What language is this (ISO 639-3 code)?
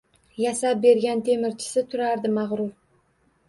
uzb